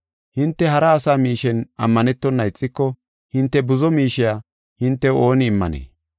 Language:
Gofa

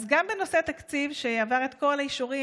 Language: Hebrew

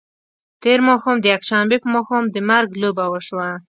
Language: Pashto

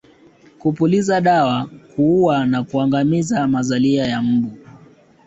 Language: Swahili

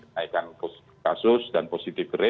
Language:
Indonesian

